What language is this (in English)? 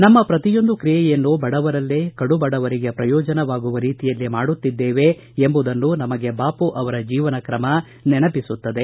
Kannada